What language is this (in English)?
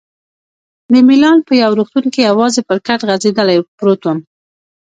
Pashto